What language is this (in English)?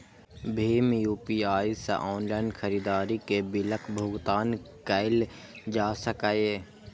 Maithili